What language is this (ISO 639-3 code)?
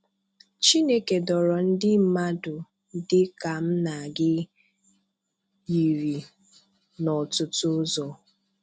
ibo